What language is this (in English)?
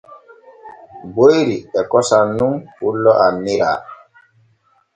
Borgu Fulfulde